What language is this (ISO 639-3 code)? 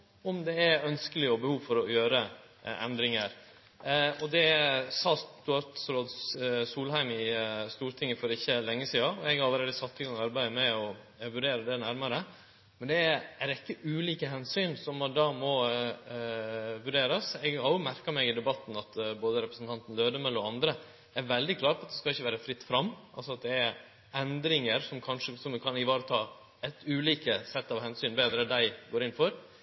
nno